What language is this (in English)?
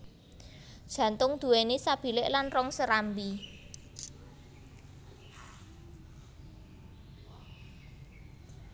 Javanese